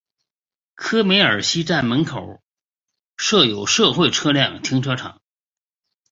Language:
Chinese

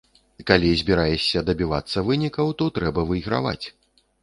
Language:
Belarusian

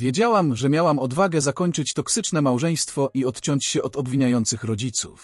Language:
Polish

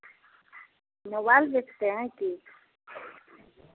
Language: Hindi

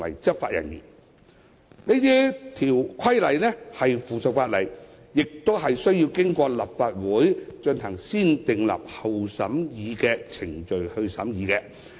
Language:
Cantonese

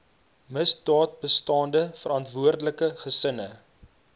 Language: Afrikaans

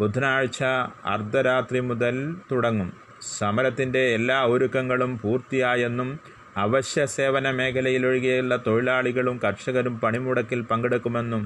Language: Malayalam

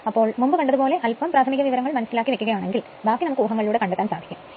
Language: Malayalam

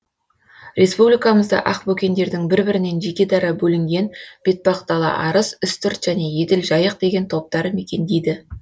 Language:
Kazakh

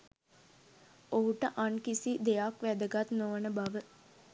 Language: Sinhala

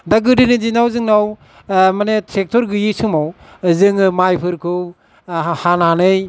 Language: Bodo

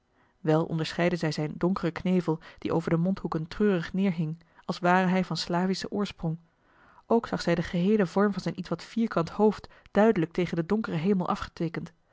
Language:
Dutch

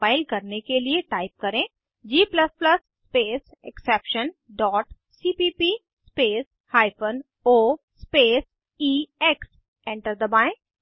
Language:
Hindi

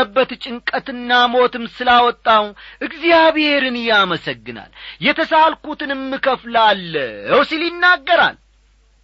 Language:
Amharic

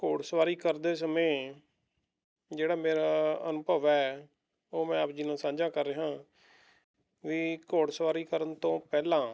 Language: Punjabi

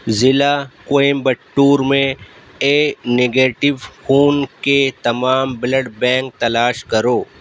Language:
Urdu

